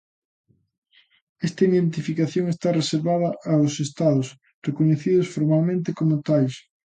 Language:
Galician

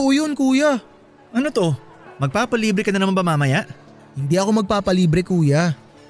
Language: Filipino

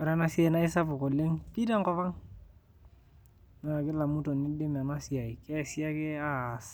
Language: Masai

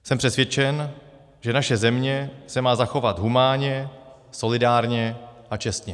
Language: Czech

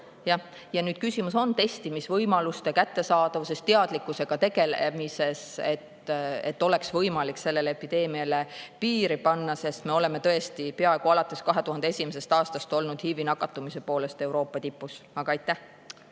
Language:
Estonian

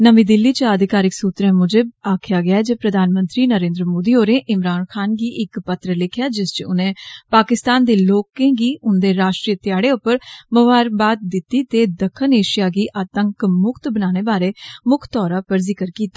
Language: Dogri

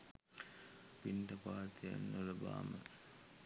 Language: Sinhala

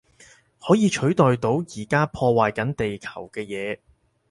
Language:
Cantonese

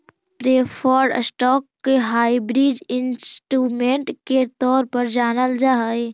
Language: Magahi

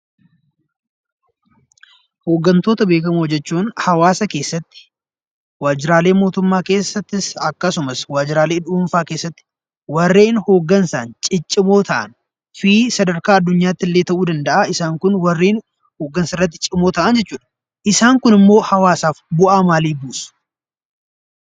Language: Oromo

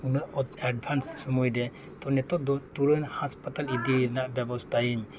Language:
Santali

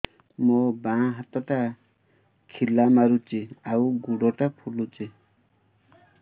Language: Odia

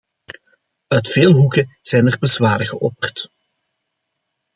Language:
Dutch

